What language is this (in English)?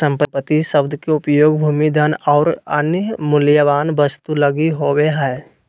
Magahi